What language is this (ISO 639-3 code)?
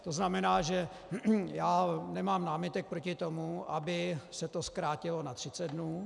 ces